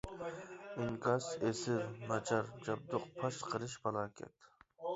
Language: Uyghur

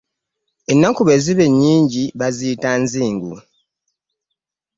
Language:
Ganda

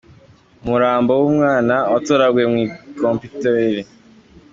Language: Kinyarwanda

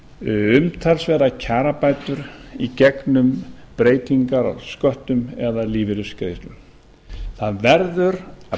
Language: Icelandic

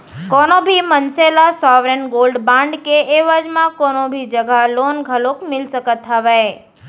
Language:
Chhattisgarhi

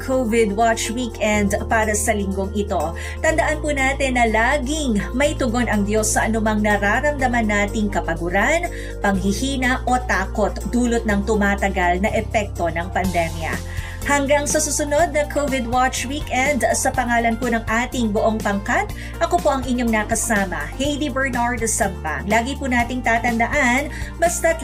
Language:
Filipino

